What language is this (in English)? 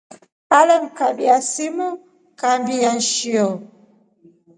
Rombo